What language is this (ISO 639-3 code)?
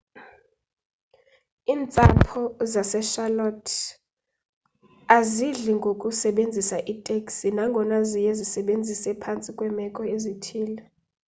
xho